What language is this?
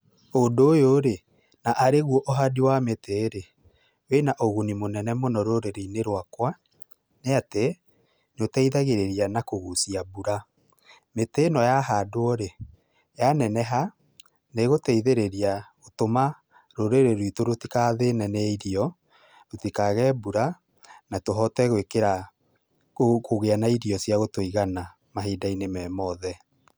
Kikuyu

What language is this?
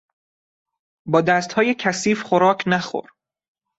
Persian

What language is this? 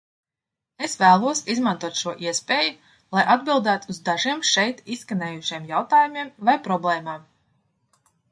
Latvian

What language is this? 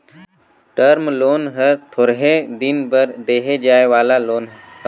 Chhattisgarhi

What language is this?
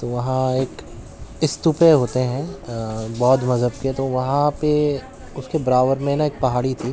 Urdu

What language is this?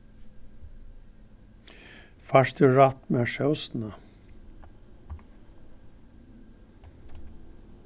Faroese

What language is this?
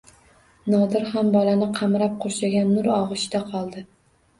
Uzbek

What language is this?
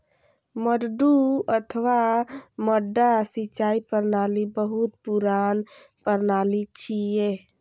Maithili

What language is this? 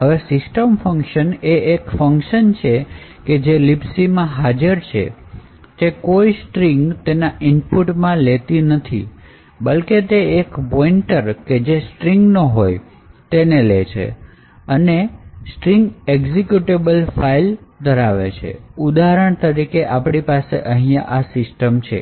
Gujarati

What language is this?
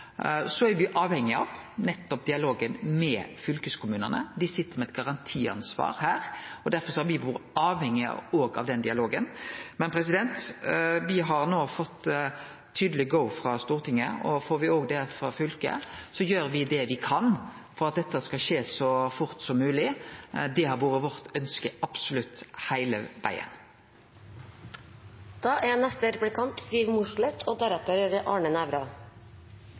Norwegian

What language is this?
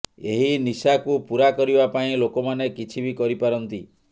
Odia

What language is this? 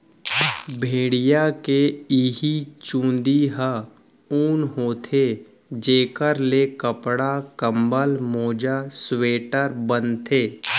Chhattisgarhi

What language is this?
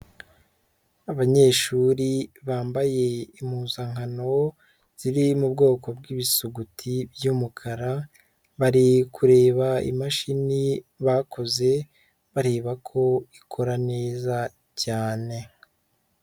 Kinyarwanda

